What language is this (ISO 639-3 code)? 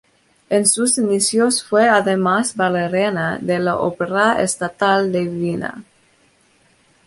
spa